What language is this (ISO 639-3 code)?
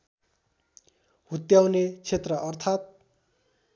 nep